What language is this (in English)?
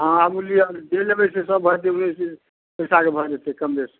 Maithili